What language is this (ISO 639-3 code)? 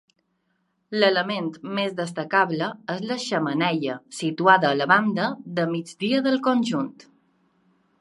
cat